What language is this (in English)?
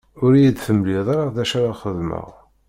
Kabyle